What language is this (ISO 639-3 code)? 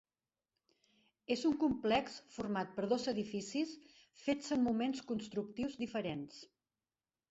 cat